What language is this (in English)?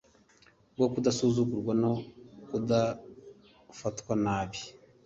Kinyarwanda